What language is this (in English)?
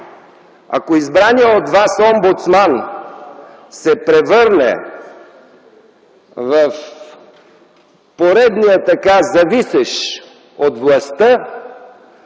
Bulgarian